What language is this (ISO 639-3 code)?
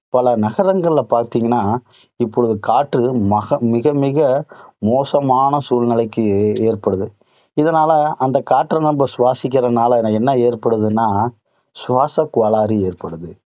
tam